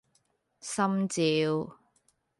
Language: Cantonese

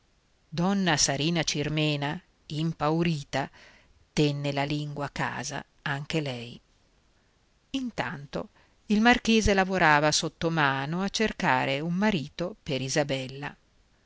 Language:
Italian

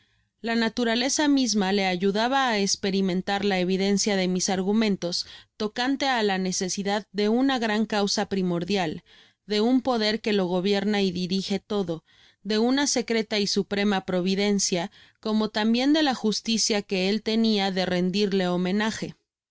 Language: Spanish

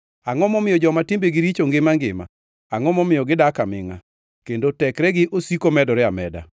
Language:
Luo (Kenya and Tanzania)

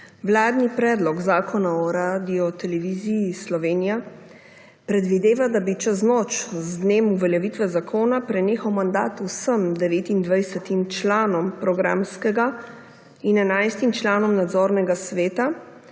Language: Slovenian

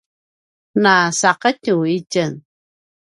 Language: Paiwan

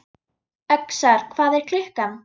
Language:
Icelandic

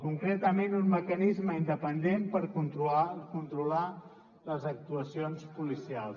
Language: Catalan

